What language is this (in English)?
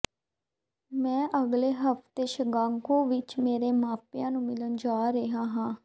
Punjabi